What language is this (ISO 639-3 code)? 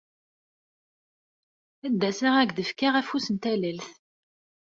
kab